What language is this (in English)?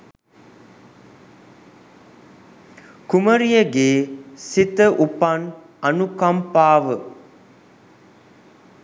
Sinhala